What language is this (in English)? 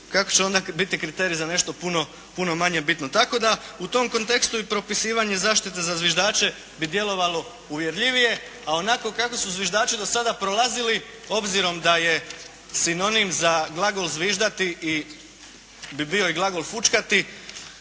Croatian